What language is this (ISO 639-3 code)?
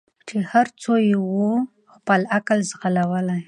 pus